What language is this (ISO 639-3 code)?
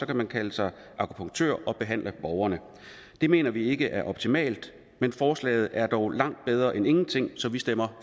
dan